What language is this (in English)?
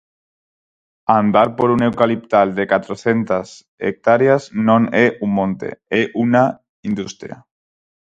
Galician